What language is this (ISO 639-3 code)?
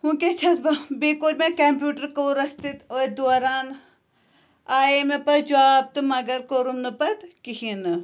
kas